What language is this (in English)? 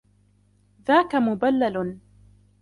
Arabic